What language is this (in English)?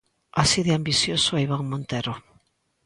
Galician